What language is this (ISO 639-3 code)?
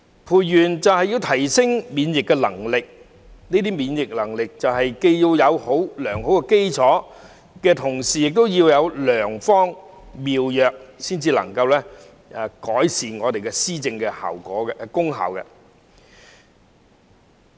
yue